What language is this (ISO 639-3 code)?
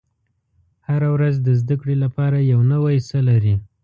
pus